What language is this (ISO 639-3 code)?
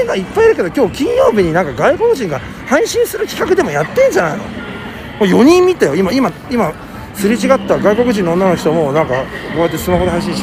jpn